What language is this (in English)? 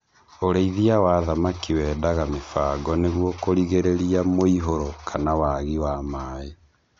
Kikuyu